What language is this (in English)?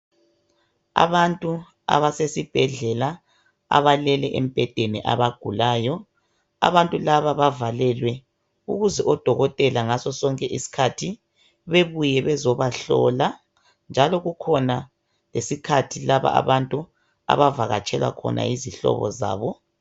North Ndebele